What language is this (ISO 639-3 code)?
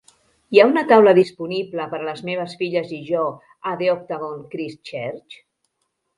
cat